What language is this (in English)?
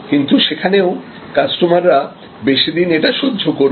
Bangla